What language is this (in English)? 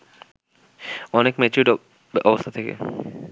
Bangla